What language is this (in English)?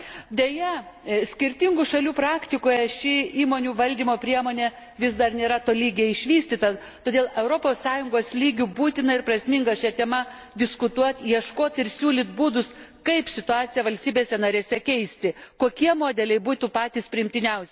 Lithuanian